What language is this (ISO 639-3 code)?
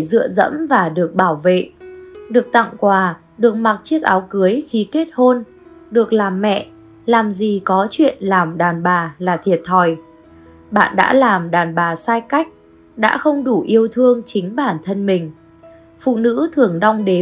vie